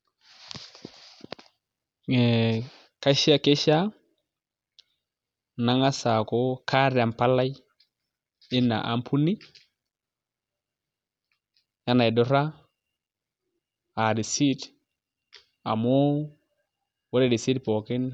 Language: Masai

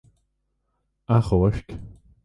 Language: Irish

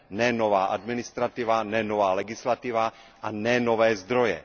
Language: Czech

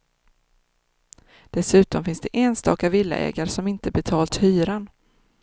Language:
Swedish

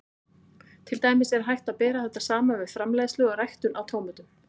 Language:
Icelandic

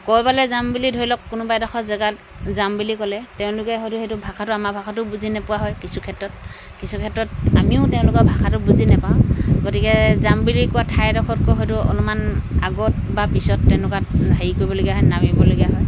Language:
Assamese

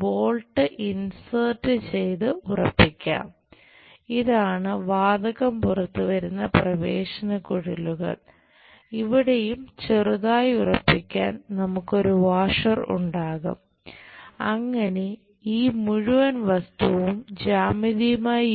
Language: Malayalam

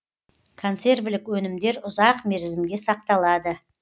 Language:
Kazakh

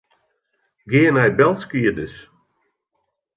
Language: Western Frisian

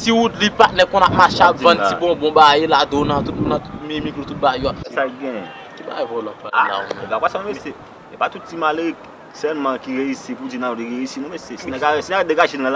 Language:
French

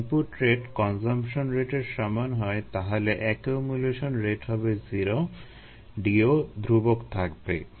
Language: Bangla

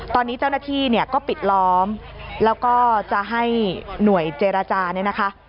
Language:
Thai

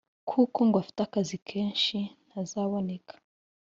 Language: Kinyarwanda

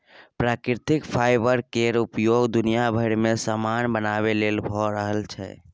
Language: Maithili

